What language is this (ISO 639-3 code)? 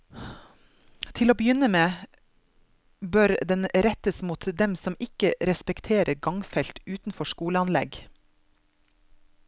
nor